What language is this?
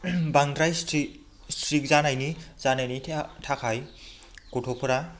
Bodo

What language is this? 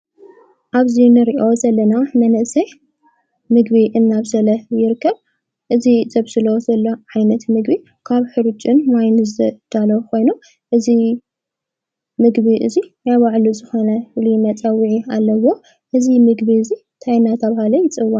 Tigrinya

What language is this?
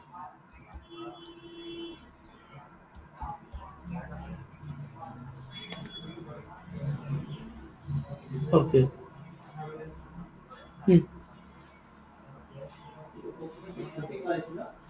Assamese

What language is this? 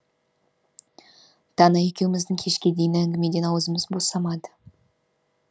Kazakh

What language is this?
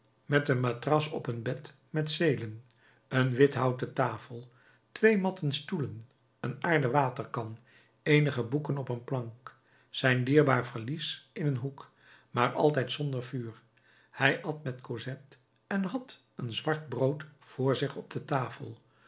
Dutch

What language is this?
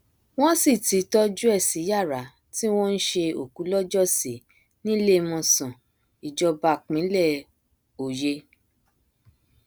Yoruba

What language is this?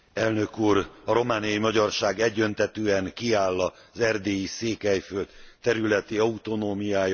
Hungarian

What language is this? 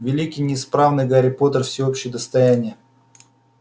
Russian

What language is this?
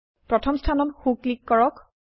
Assamese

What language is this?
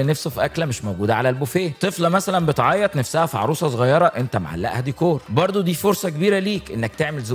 Arabic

